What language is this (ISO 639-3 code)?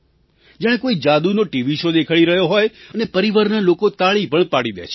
guj